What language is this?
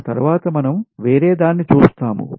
Telugu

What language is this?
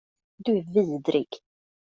Swedish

